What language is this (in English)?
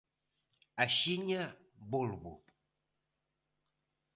Galician